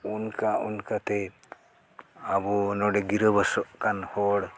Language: Santali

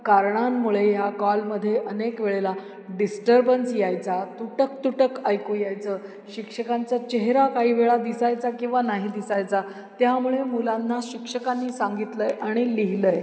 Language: Marathi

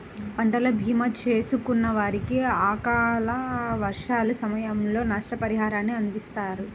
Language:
Telugu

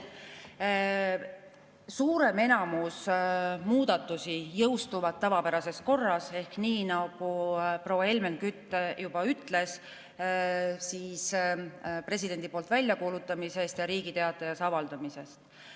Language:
Estonian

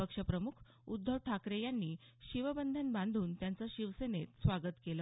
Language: Marathi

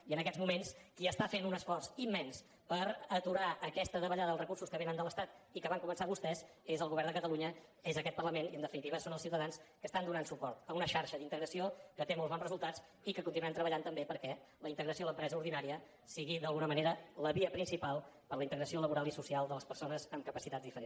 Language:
Catalan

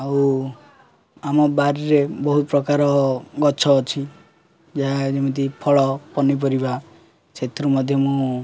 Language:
Odia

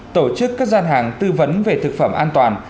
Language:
Vietnamese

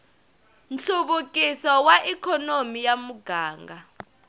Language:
Tsonga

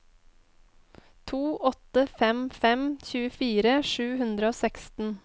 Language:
Norwegian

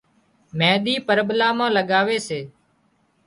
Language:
Wadiyara Koli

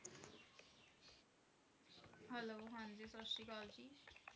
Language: Punjabi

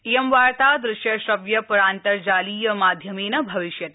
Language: Sanskrit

